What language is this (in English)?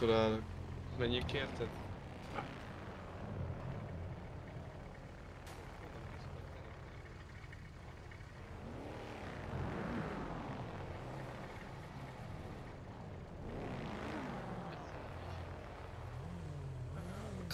Hungarian